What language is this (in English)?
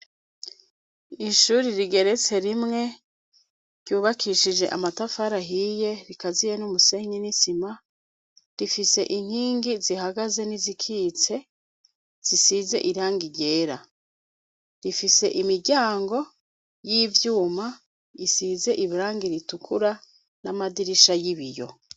Rundi